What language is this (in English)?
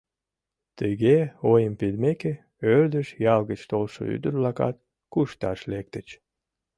Mari